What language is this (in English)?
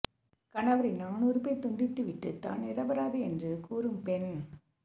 Tamil